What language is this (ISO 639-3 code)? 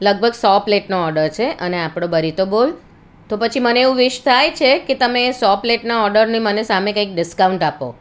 guj